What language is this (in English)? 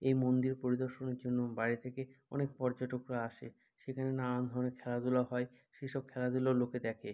Bangla